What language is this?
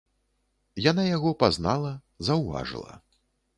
Belarusian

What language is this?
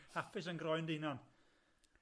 Welsh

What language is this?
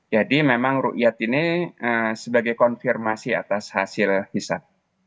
Indonesian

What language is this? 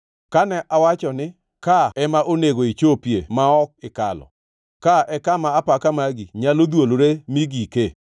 Luo (Kenya and Tanzania)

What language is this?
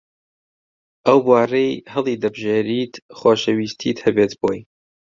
Central Kurdish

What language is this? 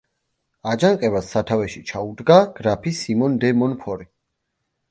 Georgian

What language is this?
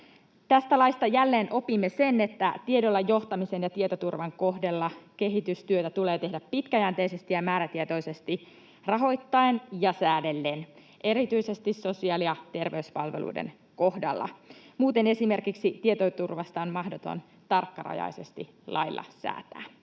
Finnish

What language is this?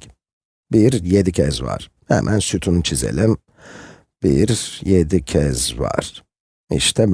Turkish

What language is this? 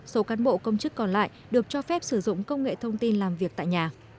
Vietnamese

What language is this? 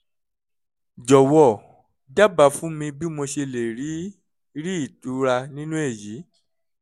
Yoruba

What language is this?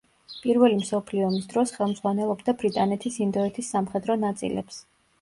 Georgian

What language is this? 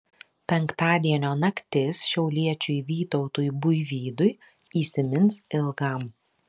Lithuanian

